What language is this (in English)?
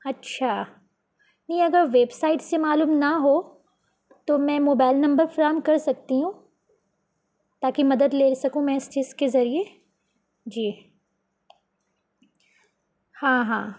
Urdu